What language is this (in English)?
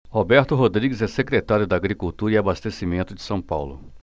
Portuguese